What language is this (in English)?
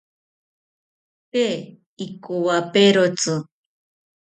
South Ucayali Ashéninka